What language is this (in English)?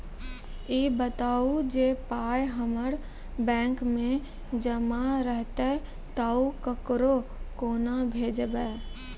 Maithili